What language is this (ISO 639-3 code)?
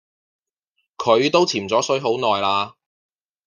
yue